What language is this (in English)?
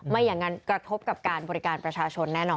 Thai